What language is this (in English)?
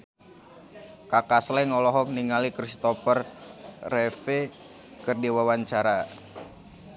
Sundanese